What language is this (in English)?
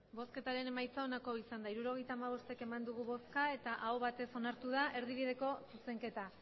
Basque